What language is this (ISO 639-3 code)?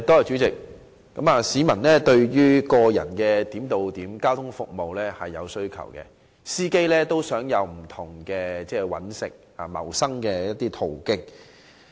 yue